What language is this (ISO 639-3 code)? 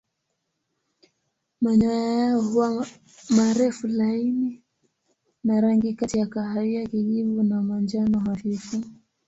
swa